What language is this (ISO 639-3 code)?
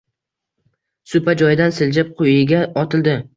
uzb